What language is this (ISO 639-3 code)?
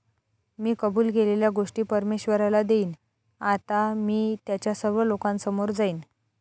mar